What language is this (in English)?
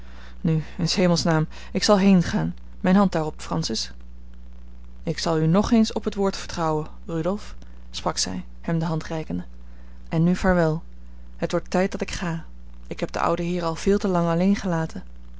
Dutch